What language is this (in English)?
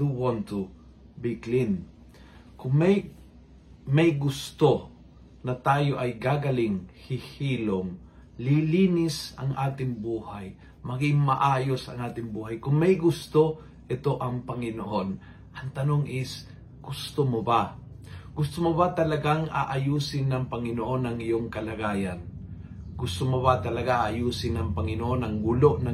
Filipino